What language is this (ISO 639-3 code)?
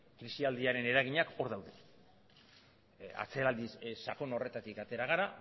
eus